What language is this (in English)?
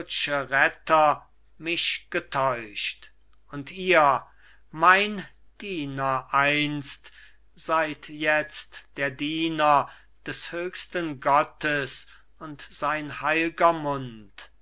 German